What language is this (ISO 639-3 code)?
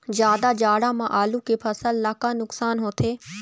hne